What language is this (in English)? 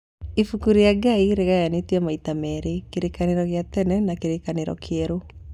Kikuyu